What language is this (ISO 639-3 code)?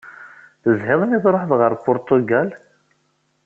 kab